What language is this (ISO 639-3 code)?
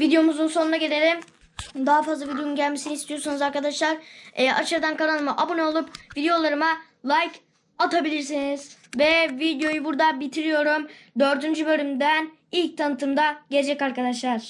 tur